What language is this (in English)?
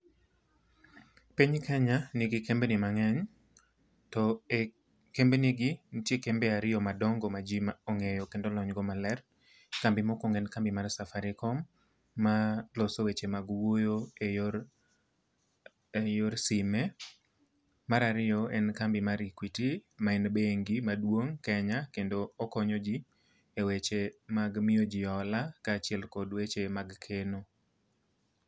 Luo (Kenya and Tanzania)